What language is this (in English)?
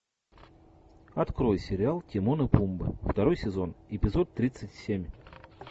Russian